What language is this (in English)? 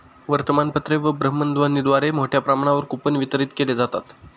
Marathi